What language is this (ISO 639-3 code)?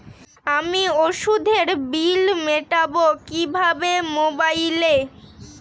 ben